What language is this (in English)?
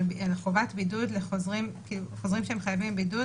Hebrew